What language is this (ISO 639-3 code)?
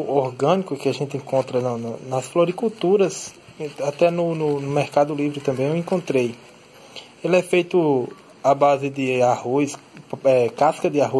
por